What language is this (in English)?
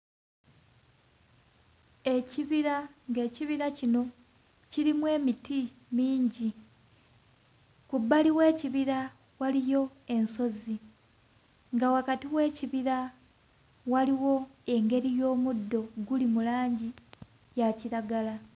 Ganda